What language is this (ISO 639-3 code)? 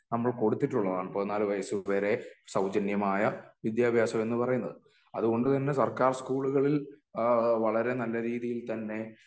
mal